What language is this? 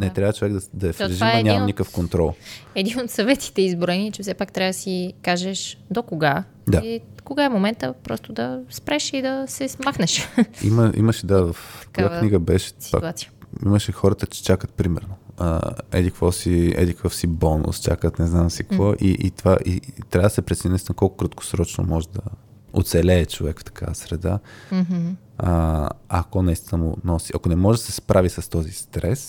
Bulgarian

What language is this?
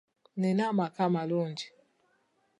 Ganda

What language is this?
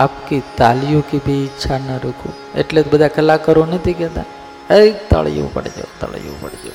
Gujarati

